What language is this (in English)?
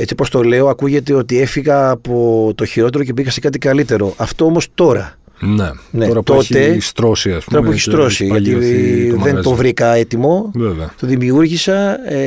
Greek